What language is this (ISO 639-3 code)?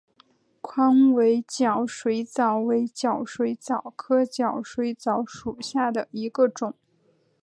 zho